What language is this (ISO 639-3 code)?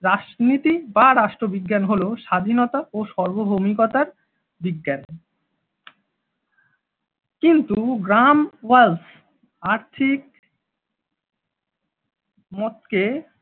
ben